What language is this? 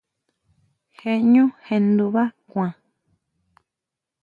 Huautla Mazatec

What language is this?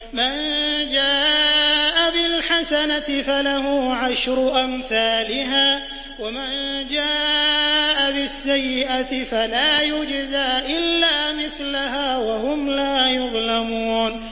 Arabic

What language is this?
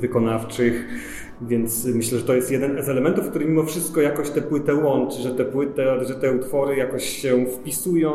Polish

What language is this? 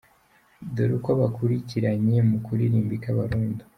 Kinyarwanda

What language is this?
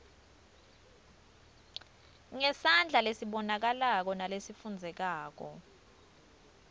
Swati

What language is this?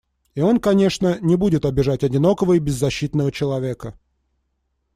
Russian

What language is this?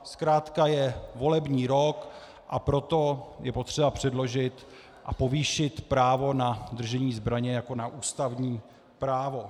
Czech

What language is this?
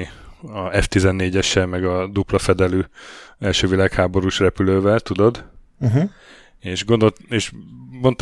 Hungarian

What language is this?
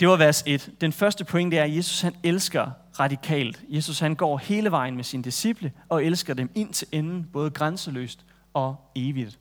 Danish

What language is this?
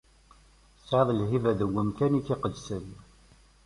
Kabyle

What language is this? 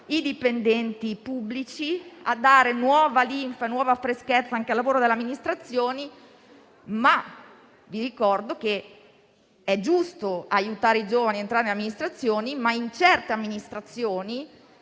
Italian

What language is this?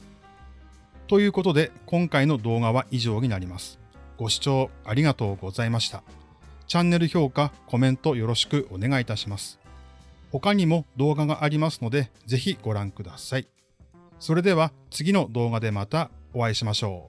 Japanese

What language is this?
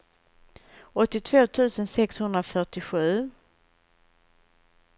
Swedish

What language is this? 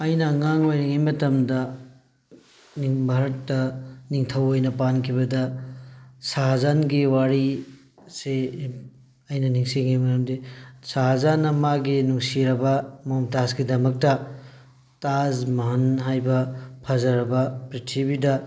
Manipuri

